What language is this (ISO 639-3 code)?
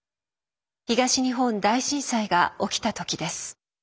jpn